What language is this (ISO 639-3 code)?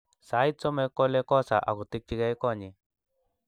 kln